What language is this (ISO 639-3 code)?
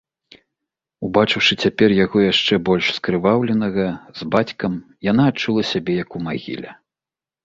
bel